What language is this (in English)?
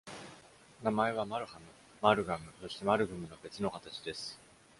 Japanese